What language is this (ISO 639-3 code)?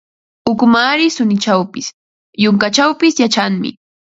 qva